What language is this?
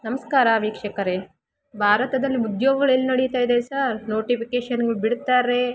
Kannada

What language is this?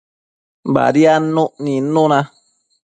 Matsés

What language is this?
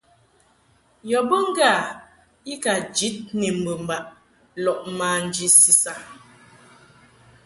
Mungaka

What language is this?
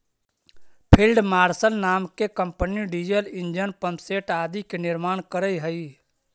Magahi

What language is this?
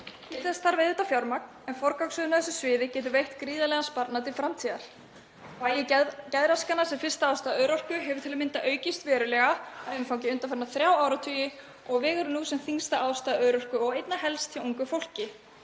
Icelandic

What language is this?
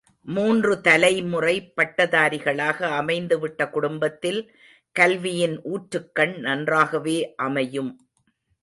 Tamil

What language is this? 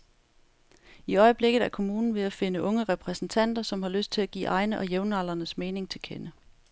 Danish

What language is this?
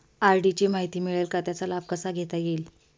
Marathi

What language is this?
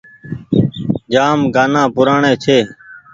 Goaria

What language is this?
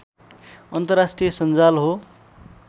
Nepali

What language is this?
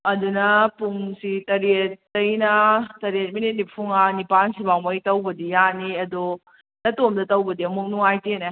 Manipuri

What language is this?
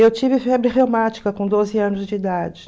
Portuguese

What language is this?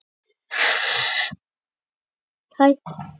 Icelandic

